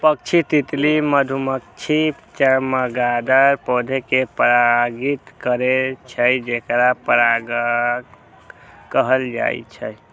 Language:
Maithili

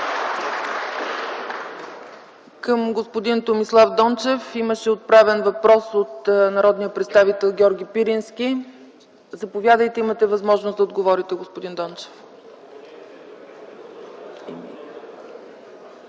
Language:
Bulgarian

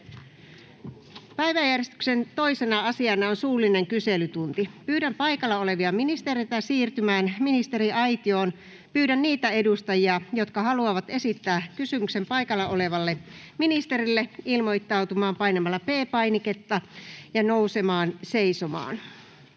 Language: Finnish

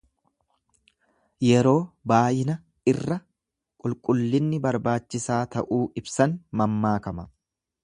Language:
Oromo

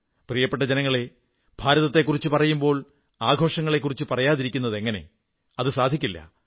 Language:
Malayalam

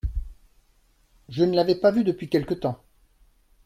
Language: French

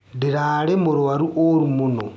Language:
Kikuyu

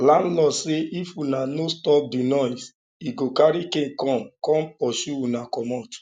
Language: Nigerian Pidgin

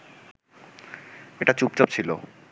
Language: Bangla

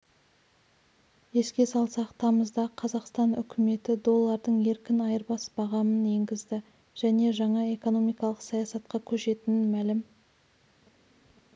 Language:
Kazakh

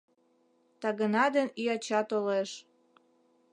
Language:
Mari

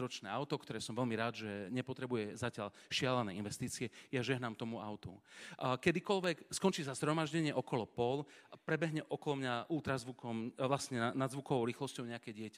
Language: Slovak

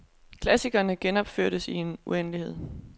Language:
Danish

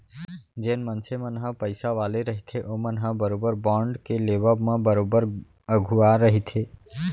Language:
Chhattisgarhi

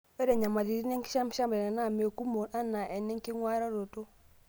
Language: Masai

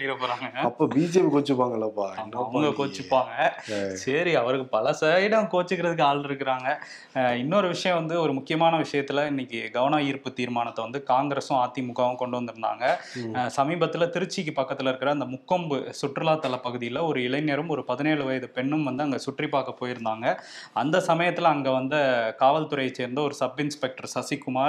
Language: Tamil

